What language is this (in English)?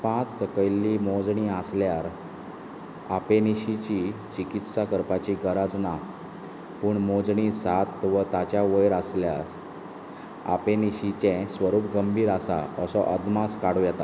Konkani